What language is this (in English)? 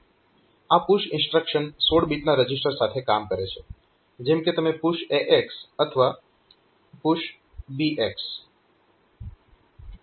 Gujarati